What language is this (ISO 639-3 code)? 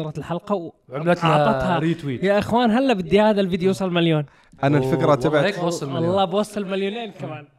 ara